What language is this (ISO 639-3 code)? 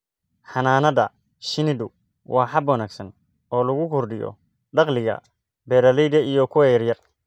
som